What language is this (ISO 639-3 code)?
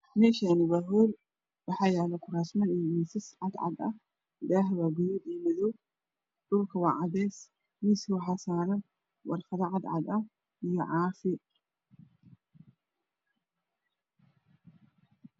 som